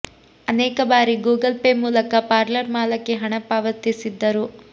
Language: Kannada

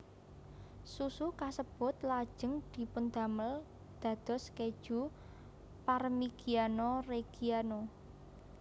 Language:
Javanese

